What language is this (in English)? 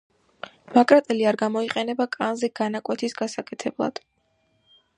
Georgian